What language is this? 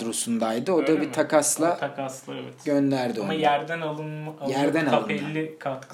Turkish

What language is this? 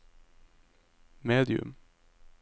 Norwegian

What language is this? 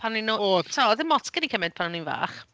Welsh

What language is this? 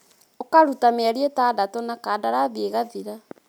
Kikuyu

